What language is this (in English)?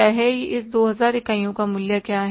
Hindi